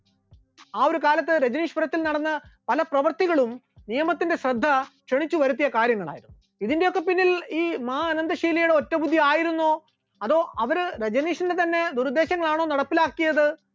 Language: Malayalam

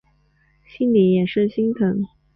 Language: Chinese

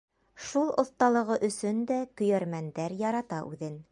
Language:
Bashkir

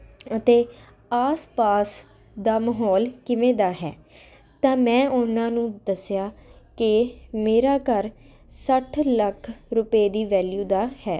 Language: Punjabi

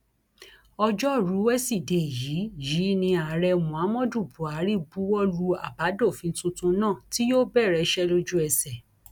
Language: Yoruba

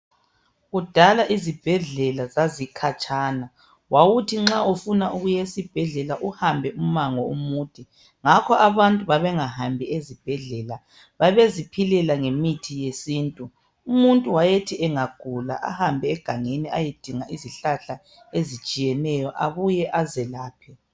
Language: North Ndebele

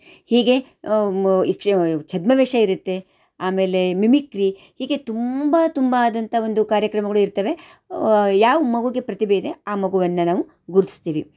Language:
Kannada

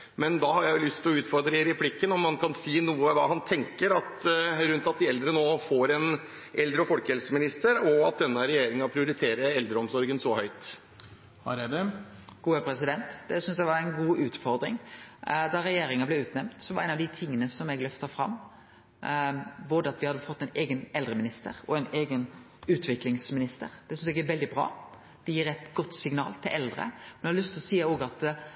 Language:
Norwegian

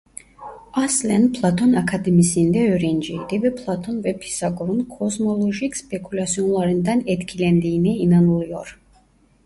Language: Turkish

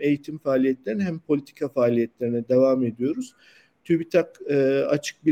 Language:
Turkish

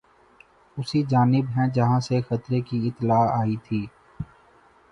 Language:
Urdu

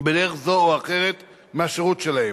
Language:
Hebrew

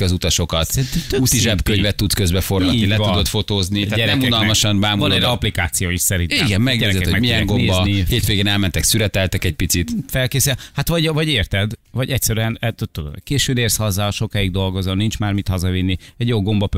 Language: Hungarian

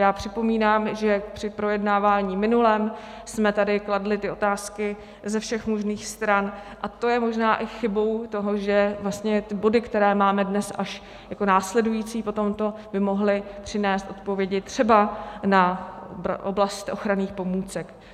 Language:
Czech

